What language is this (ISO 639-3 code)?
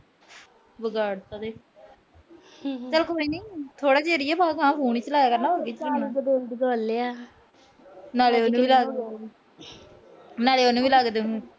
pan